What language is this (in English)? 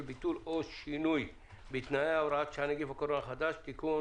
Hebrew